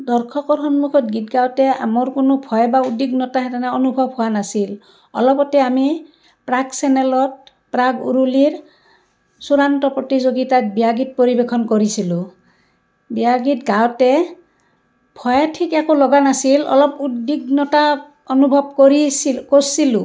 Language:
Assamese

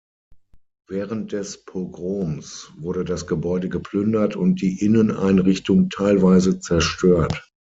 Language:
German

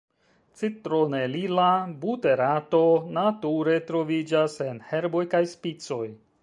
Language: Esperanto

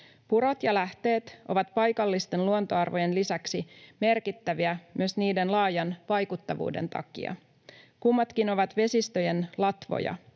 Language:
Finnish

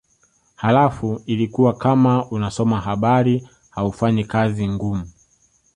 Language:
Swahili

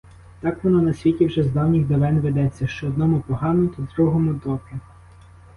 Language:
Ukrainian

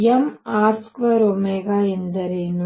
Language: Kannada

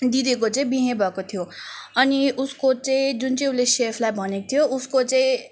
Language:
Nepali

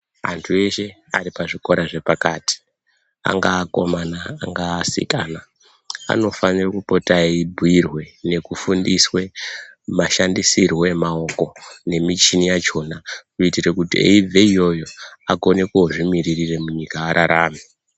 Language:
Ndau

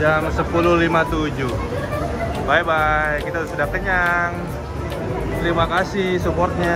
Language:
Indonesian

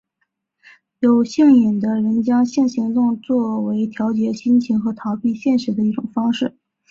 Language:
Chinese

